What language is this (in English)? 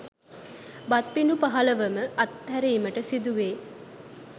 Sinhala